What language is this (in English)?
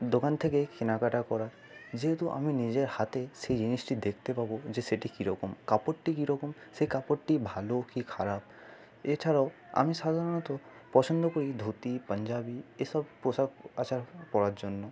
Bangla